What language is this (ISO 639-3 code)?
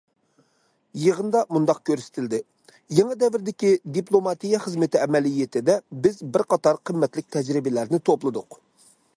uig